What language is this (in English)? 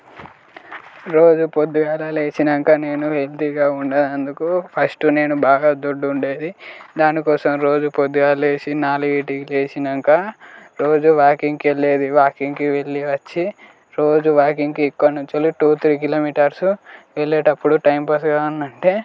Telugu